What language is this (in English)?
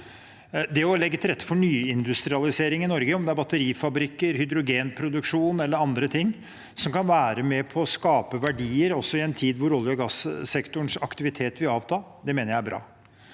Norwegian